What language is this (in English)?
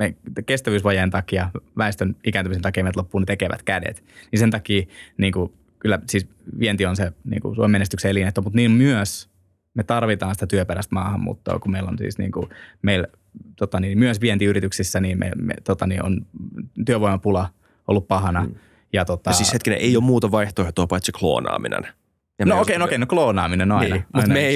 Finnish